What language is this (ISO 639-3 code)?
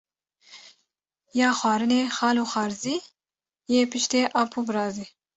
kur